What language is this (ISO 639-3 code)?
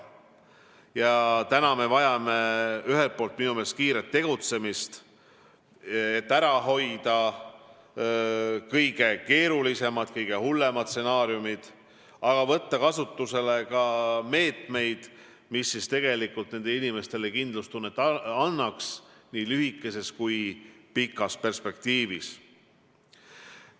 est